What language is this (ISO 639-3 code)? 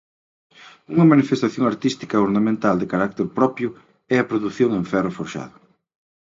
glg